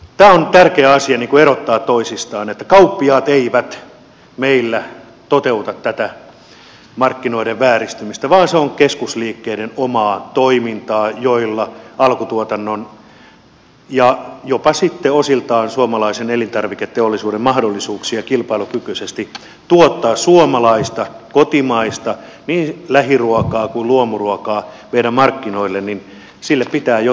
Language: Finnish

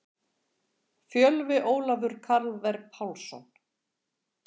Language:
Icelandic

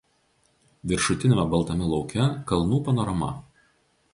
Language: Lithuanian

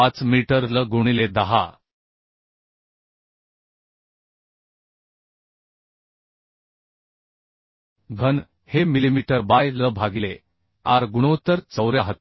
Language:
Marathi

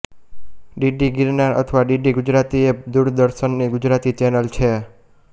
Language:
Gujarati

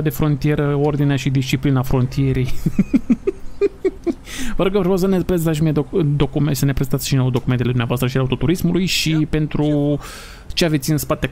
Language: Romanian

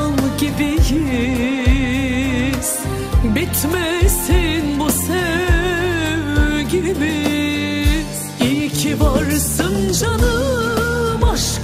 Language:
Turkish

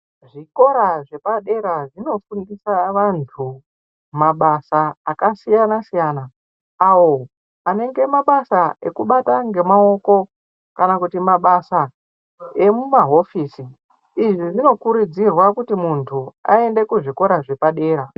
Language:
Ndau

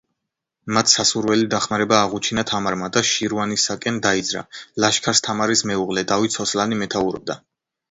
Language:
Georgian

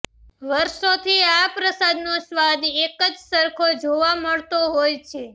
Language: Gujarati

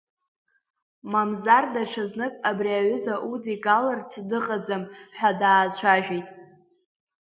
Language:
Abkhazian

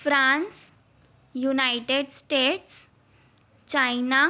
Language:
Sindhi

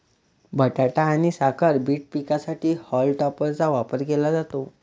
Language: Marathi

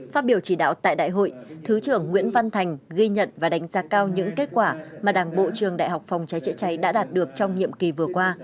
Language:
Vietnamese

